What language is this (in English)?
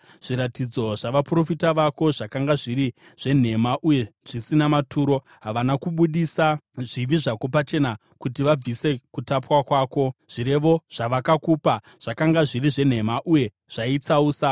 Shona